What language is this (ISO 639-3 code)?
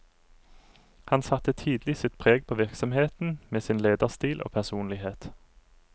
nor